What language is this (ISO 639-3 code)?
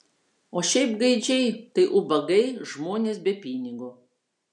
lit